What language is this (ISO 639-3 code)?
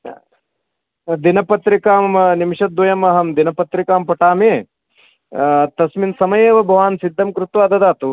san